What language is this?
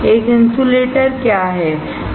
Hindi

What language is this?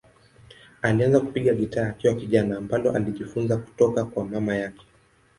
Swahili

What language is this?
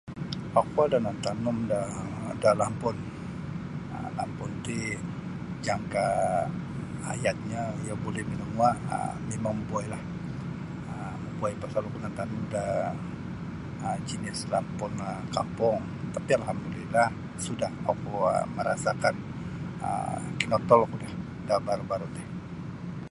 Sabah Bisaya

